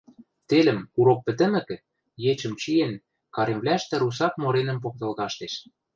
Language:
Western Mari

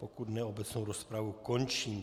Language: Czech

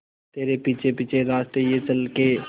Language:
Hindi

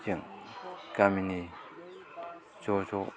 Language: Bodo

